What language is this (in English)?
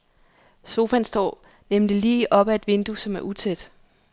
Danish